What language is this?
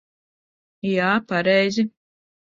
Latvian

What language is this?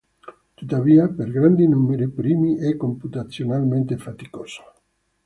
Italian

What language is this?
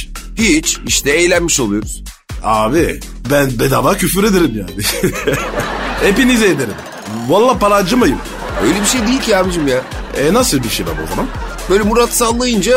Turkish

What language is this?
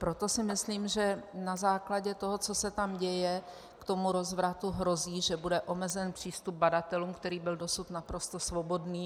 Czech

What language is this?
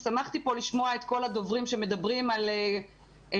Hebrew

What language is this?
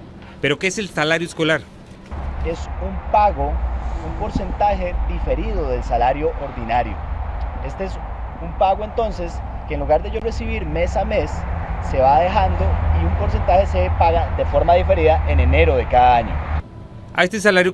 Spanish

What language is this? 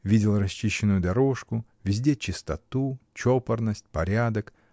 Russian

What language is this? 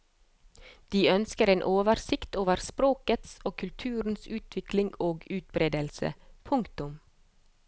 Norwegian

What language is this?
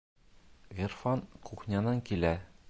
Bashkir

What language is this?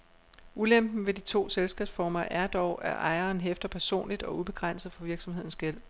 Danish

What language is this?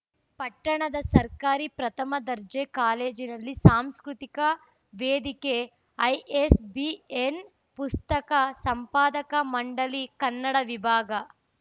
Kannada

